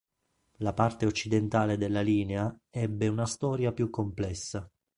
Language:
Italian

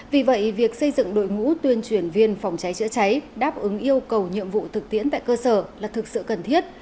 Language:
Vietnamese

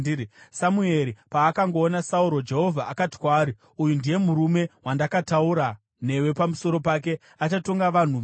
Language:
Shona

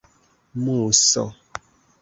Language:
Esperanto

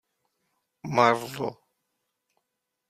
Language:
Czech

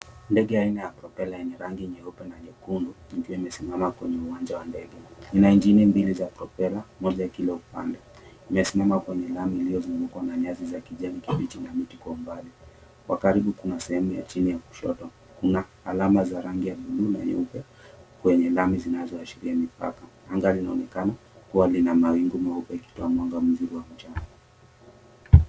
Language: Swahili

